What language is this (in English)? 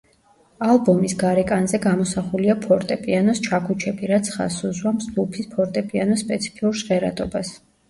Georgian